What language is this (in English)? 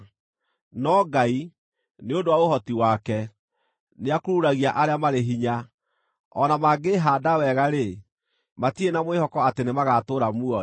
Kikuyu